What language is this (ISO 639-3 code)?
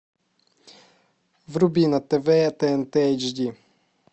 rus